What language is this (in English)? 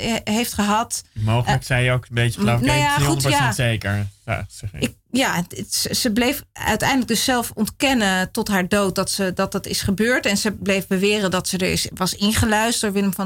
Dutch